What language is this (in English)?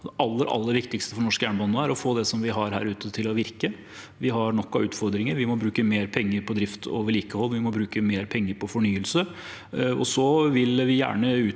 Norwegian